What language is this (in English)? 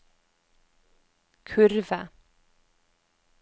Norwegian